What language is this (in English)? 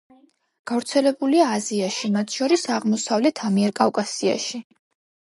Georgian